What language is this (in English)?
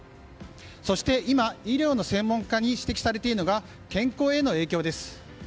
Japanese